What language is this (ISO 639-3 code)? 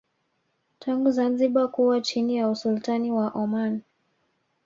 swa